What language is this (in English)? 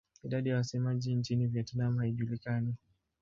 Swahili